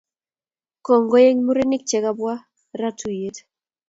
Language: Kalenjin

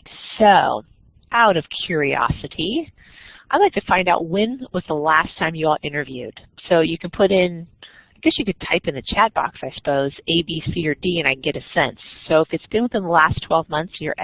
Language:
English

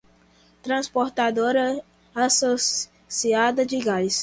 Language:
Portuguese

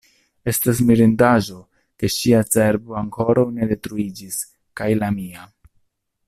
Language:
Esperanto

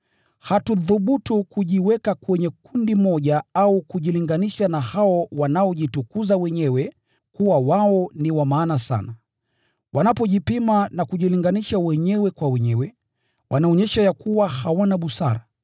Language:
Swahili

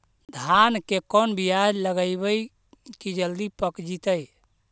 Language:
Magahi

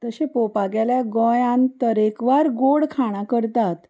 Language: Konkani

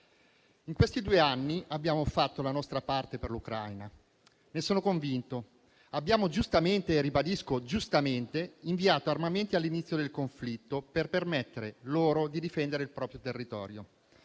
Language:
Italian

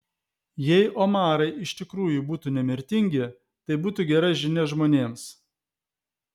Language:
Lithuanian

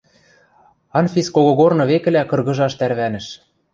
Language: Western Mari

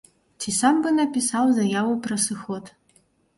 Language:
Belarusian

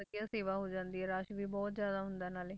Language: Punjabi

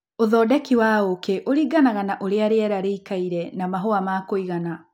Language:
Kikuyu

